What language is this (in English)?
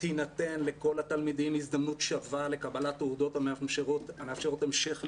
Hebrew